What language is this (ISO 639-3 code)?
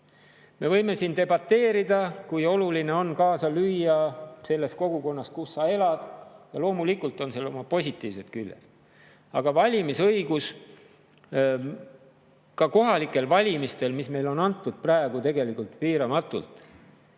est